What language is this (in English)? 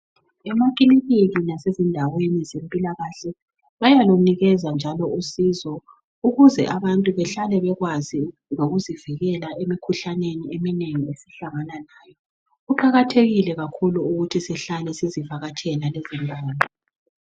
North Ndebele